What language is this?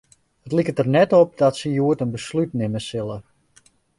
Western Frisian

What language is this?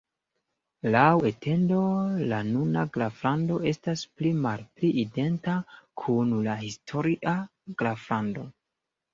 Esperanto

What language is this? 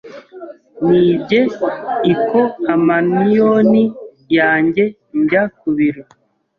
Kinyarwanda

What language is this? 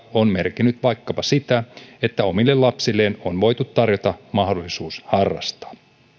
Finnish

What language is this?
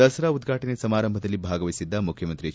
Kannada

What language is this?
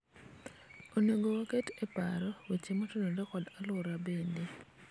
Luo (Kenya and Tanzania)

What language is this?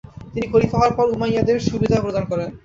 Bangla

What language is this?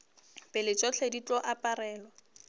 Northern Sotho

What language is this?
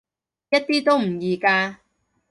Cantonese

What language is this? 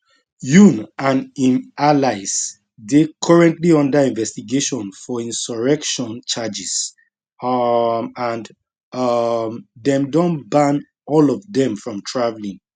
Nigerian Pidgin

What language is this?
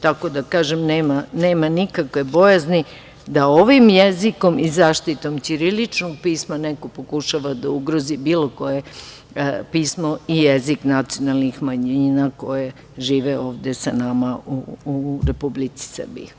Serbian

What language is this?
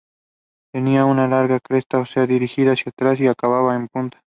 Spanish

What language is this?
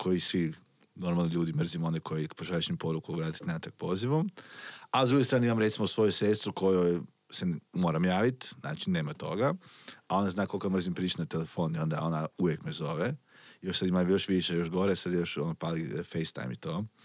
Croatian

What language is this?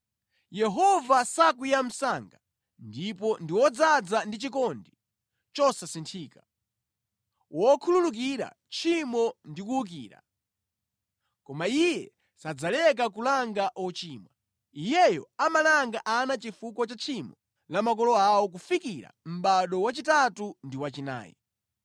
Nyanja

